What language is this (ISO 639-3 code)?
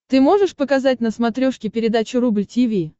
rus